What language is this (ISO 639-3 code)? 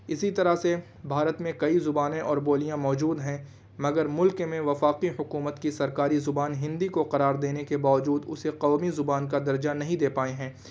urd